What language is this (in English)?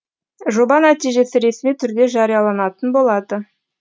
Kazakh